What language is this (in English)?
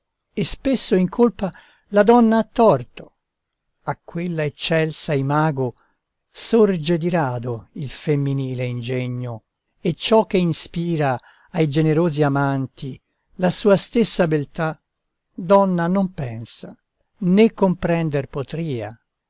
Italian